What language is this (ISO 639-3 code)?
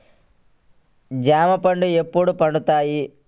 tel